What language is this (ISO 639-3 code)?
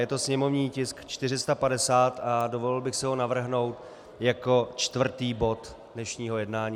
ces